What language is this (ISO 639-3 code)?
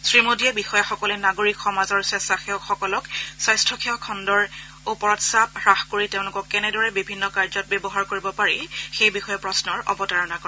asm